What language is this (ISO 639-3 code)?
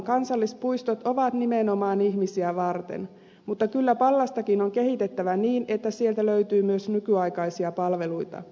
fin